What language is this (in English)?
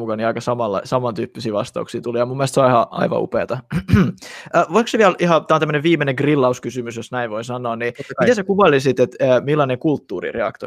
Finnish